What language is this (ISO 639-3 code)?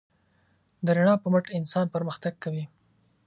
pus